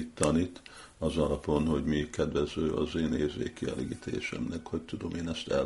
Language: Hungarian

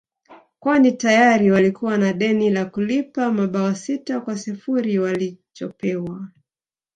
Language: Swahili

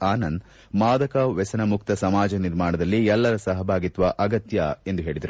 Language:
Kannada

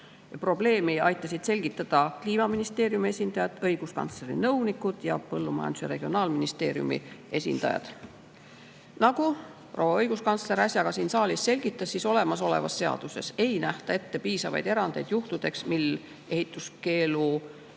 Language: Estonian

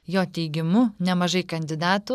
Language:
Lithuanian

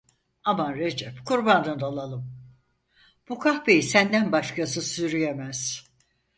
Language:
Turkish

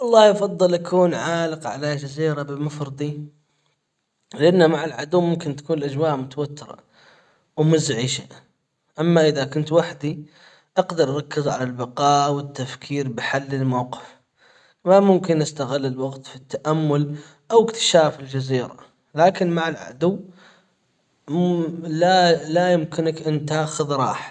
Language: Hijazi Arabic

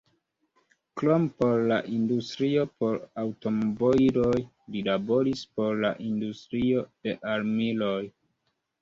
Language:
Esperanto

